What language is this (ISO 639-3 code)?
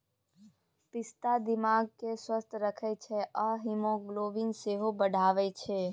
mai